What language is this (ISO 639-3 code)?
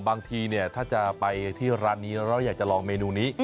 tha